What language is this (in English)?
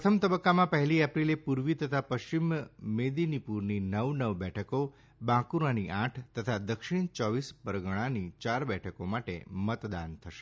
Gujarati